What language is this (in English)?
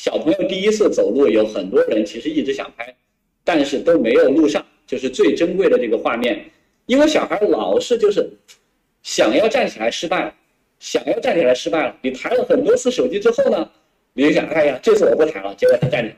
Chinese